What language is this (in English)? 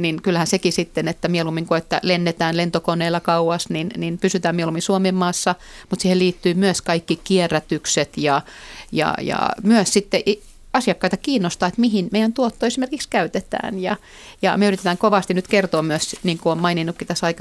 Finnish